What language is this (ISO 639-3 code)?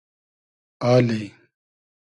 haz